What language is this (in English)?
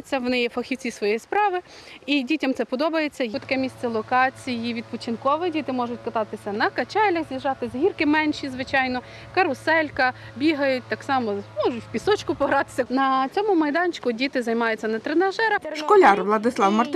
Ukrainian